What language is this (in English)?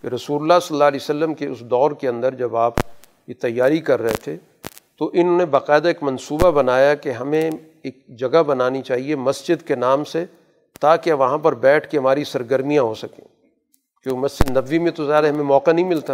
Urdu